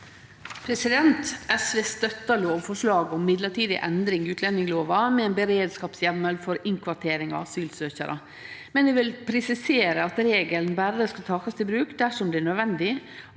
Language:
Norwegian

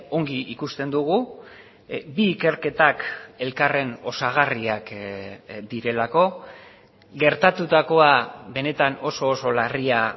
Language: Basque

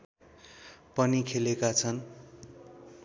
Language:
Nepali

